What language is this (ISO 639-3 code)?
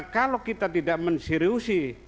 ind